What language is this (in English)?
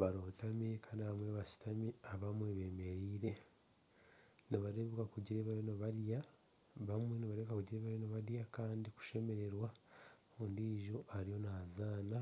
Nyankole